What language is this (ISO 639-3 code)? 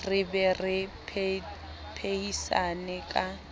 sot